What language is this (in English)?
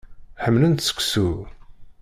Kabyle